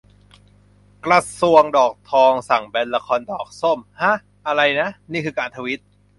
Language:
Thai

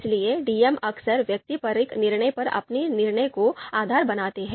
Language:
Hindi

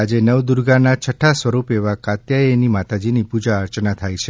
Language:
Gujarati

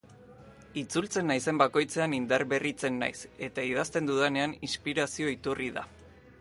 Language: Basque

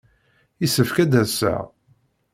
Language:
Kabyle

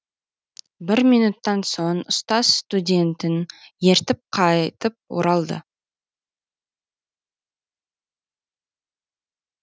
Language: Kazakh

